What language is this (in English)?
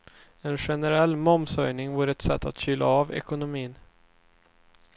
Swedish